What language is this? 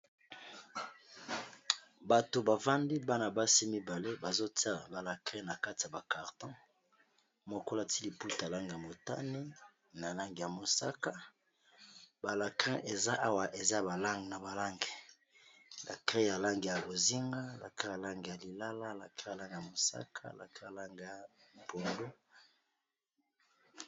Lingala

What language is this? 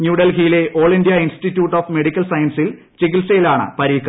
Malayalam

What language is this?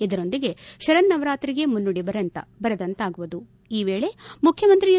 Kannada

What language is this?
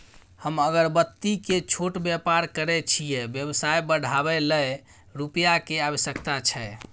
Maithili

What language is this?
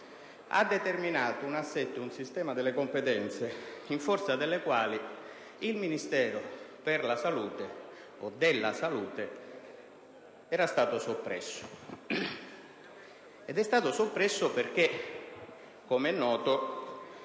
Italian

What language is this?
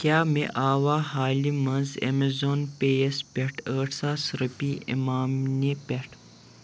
Kashmiri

